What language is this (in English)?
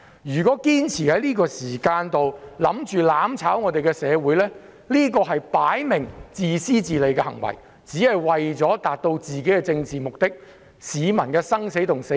Cantonese